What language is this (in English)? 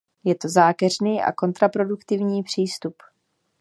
Czech